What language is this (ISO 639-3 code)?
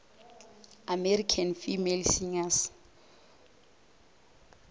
nso